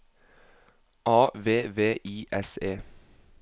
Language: Norwegian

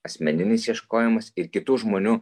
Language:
Lithuanian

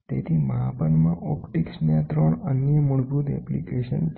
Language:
Gujarati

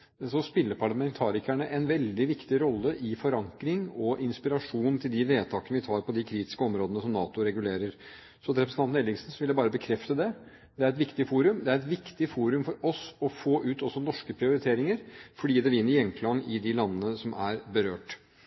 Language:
Norwegian Bokmål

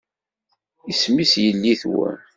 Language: Kabyle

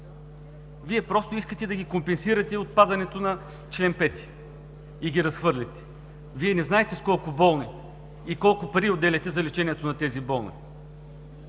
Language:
Bulgarian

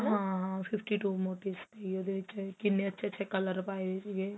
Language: Punjabi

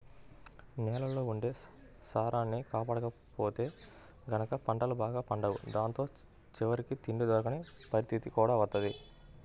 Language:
Telugu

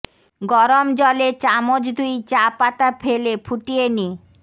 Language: Bangla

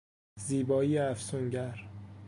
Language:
Persian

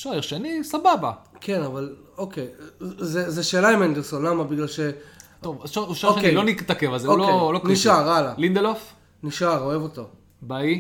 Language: Hebrew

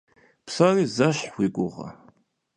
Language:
Kabardian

